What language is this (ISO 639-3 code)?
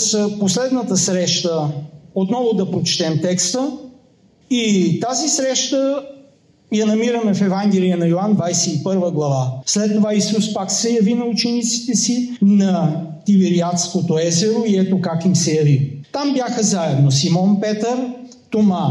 bul